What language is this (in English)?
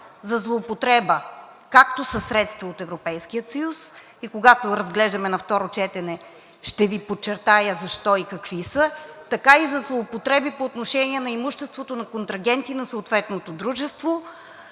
Bulgarian